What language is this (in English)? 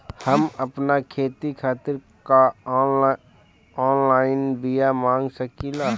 Bhojpuri